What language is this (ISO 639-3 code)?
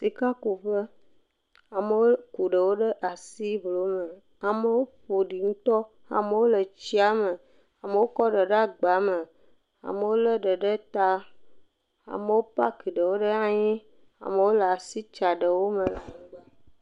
ewe